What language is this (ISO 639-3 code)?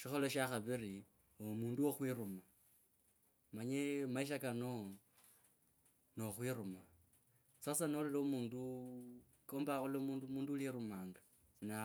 lkb